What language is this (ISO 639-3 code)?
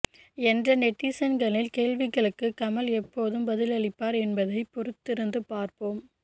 tam